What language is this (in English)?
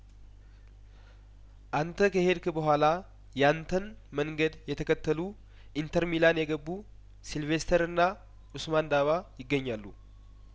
Amharic